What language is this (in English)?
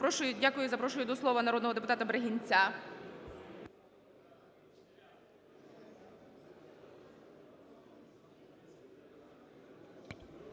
Ukrainian